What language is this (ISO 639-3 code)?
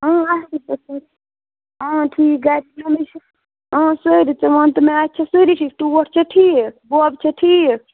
kas